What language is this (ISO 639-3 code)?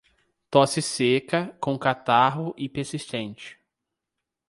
por